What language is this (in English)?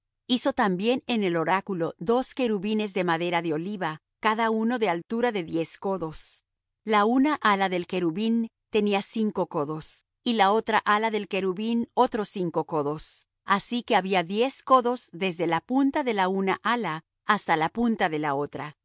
Spanish